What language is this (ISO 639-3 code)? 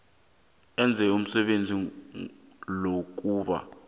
nbl